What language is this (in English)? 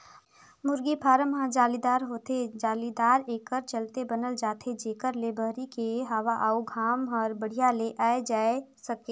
Chhattisgarhi